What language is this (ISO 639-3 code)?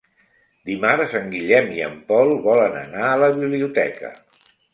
cat